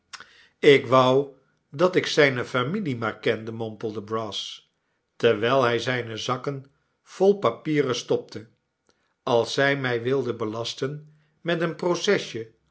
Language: Dutch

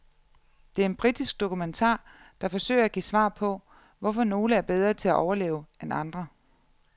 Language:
Danish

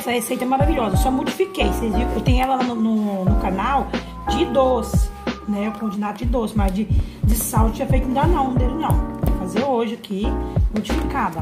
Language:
Portuguese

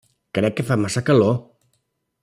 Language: Catalan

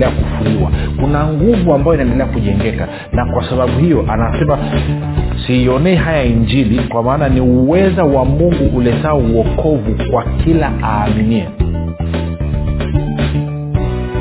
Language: Swahili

